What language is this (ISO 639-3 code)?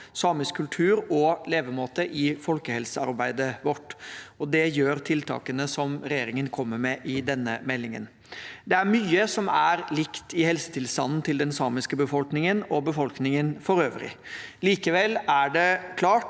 nor